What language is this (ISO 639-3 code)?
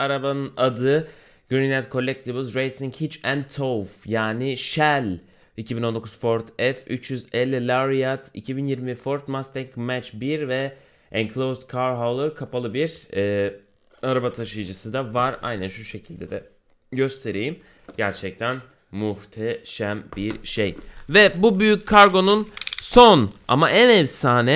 tur